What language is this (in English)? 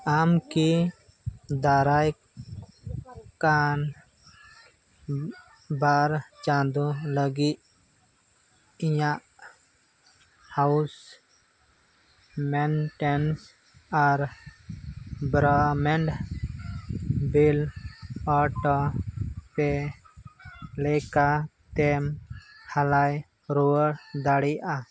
Santali